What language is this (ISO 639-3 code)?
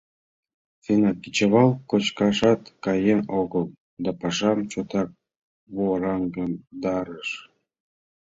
chm